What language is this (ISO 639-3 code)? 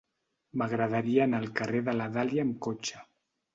cat